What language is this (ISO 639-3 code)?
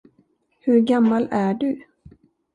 swe